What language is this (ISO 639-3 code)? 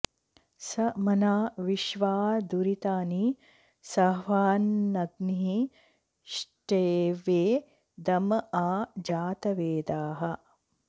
san